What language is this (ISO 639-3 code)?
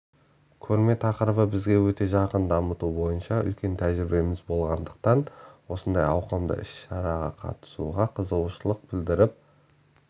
kaz